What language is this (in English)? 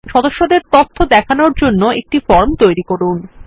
Bangla